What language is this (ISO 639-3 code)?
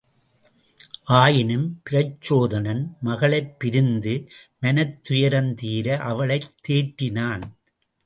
tam